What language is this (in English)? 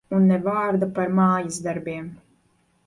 Latvian